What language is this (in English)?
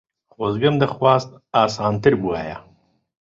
Central Kurdish